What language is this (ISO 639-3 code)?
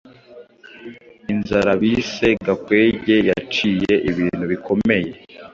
kin